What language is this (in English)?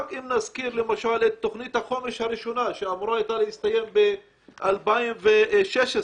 Hebrew